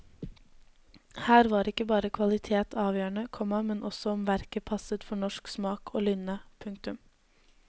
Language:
Norwegian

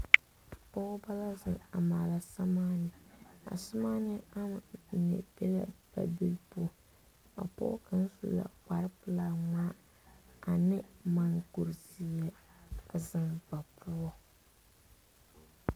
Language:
Southern Dagaare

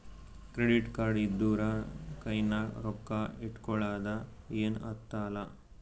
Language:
Kannada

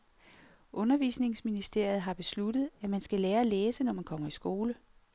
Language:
Danish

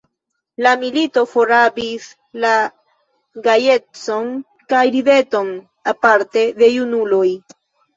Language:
Esperanto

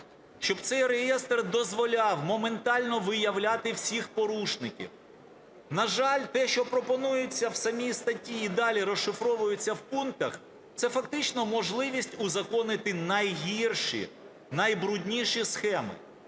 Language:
Ukrainian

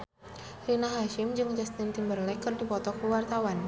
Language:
Sundanese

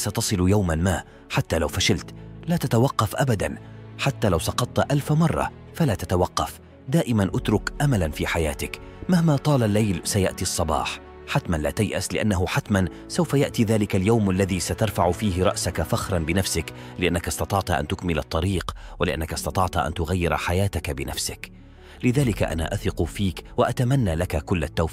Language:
Arabic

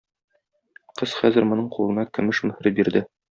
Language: Tatar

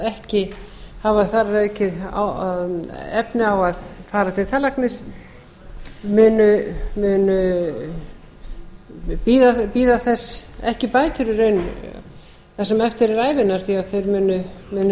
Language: Icelandic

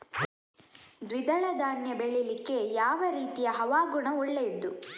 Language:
Kannada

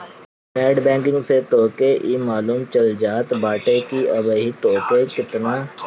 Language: Bhojpuri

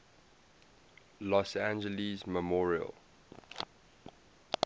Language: English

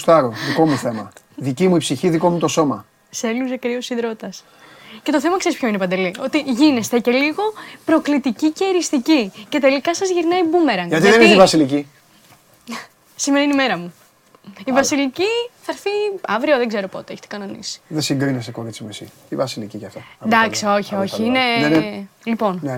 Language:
Greek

